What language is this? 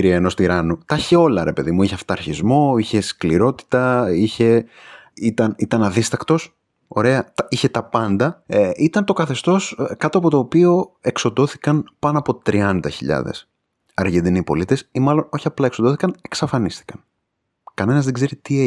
Greek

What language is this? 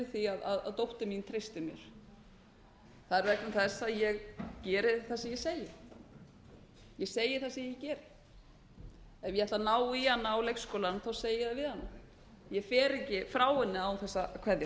Icelandic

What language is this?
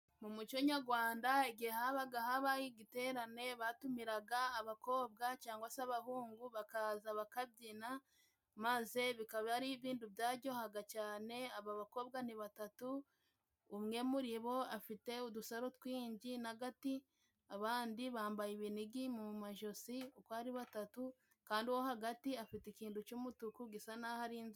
Kinyarwanda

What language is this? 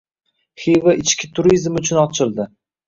Uzbek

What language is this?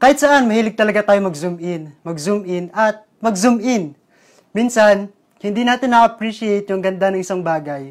Filipino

